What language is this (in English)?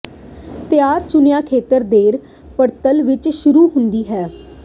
Punjabi